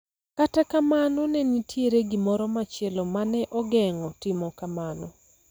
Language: Luo (Kenya and Tanzania)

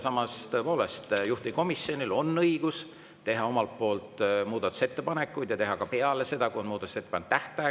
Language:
Estonian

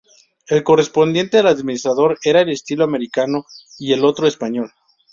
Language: Spanish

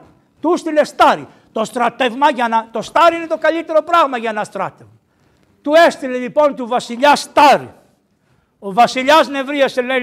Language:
Greek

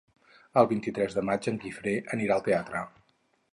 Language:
Catalan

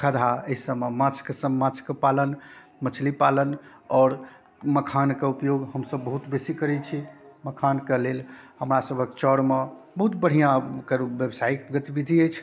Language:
Maithili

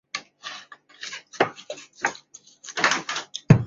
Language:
Chinese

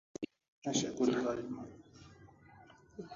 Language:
Swahili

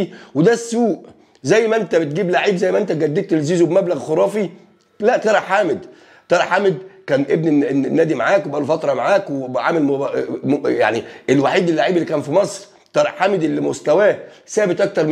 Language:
Arabic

